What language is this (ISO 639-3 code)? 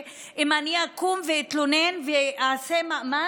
heb